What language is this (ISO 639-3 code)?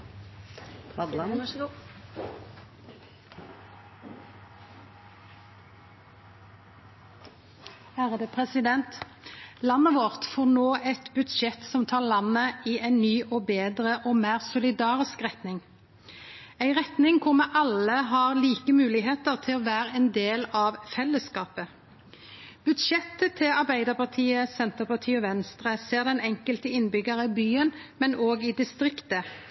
nno